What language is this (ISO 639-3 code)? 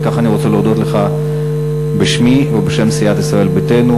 heb